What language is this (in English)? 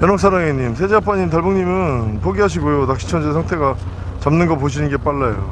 Korean